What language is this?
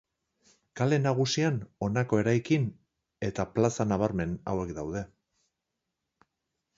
Basque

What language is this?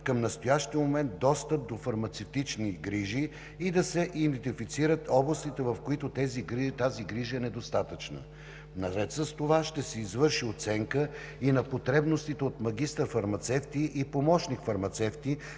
Bulgarian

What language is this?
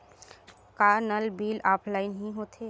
Chhattisgarhi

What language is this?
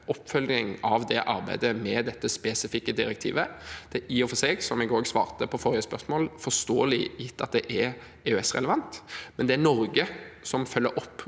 Norwegian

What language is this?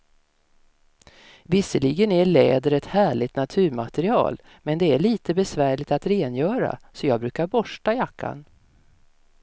Swedish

